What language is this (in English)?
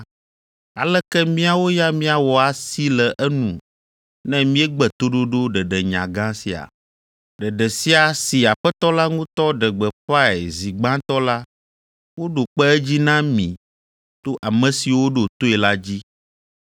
Ewe